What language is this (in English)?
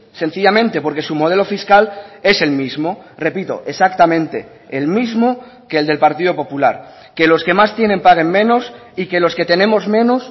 Spanish